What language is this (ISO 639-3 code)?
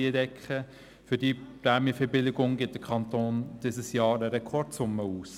gsw